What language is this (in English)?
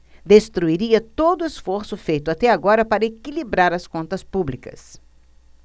Portuguese